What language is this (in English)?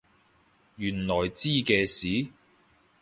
Cantonese